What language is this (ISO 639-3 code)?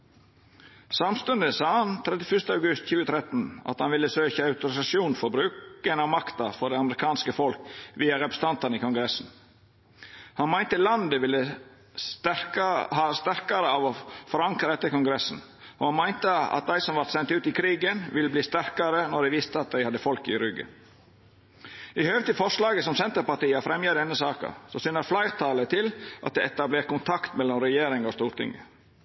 nno